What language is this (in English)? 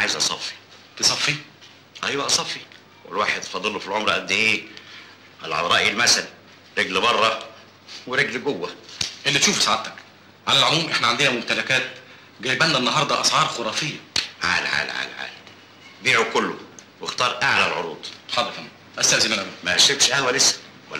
Arabic